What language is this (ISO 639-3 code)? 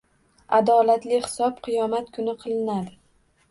uzb